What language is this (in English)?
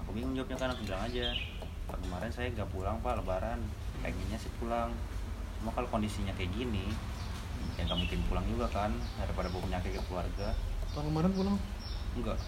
Indonesian